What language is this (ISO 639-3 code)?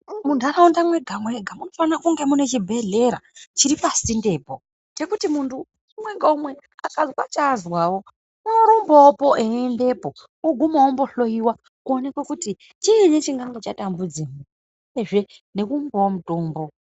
ndc